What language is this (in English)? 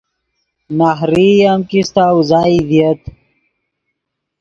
Yidgha